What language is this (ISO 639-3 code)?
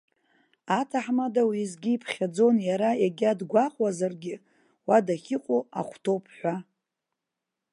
abk